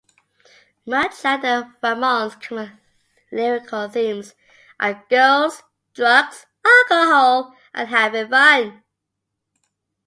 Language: English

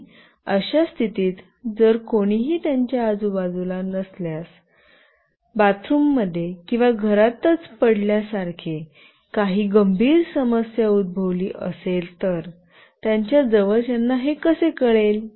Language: Marathi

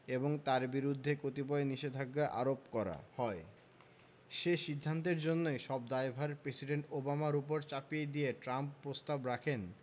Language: Bangla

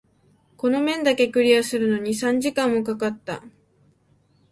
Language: Japanese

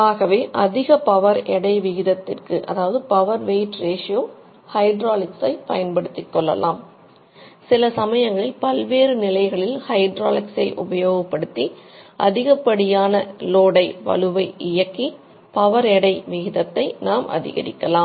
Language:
Tamil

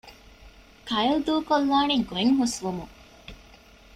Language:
Divehi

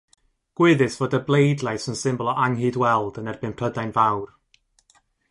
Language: Welsh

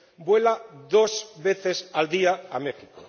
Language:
Spanish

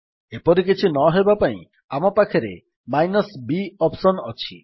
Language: Odia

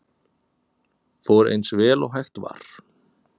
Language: Icelandic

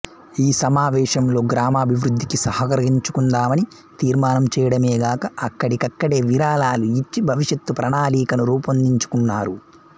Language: Telugu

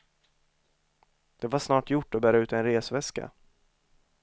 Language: Swedish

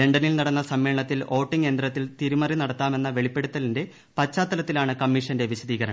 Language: Malayalam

